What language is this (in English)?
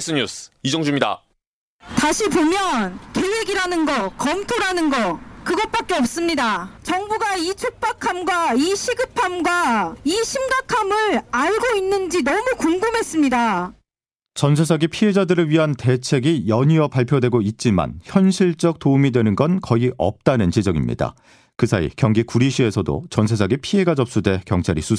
Korean